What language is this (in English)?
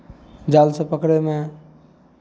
Maithili